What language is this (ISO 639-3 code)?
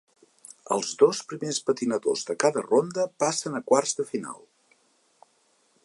cat